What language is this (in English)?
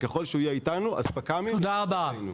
Hebrew